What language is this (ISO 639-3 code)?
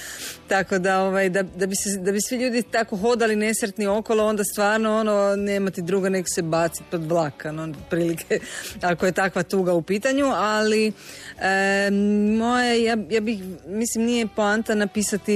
hrv